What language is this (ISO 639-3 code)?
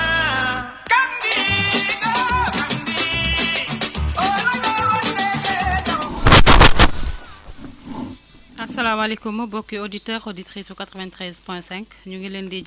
wol